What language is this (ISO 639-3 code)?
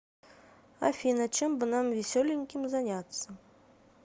rus